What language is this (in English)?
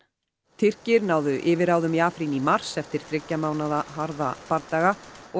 Icelandic